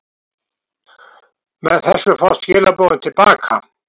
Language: Icelandic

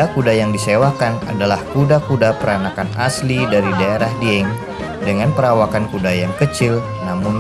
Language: Indonesian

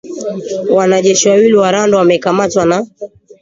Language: Swahili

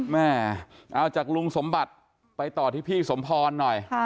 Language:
Thai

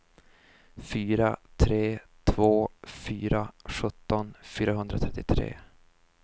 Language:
Swedish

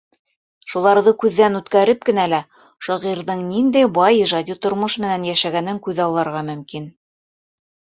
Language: Bashkir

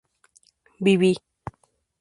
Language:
Spanish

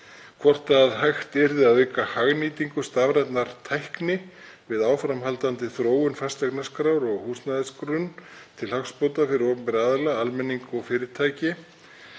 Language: Icelandic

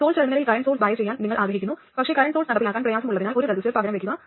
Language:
Malayalam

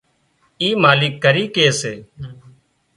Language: Wadiyara Koli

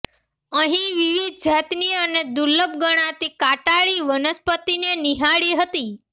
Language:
Gujarati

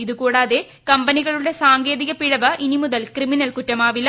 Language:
Malayalam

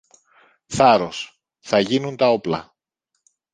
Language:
Greek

